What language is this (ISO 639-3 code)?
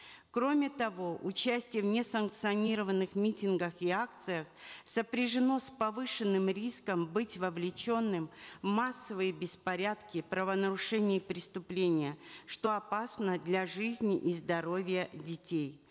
kaz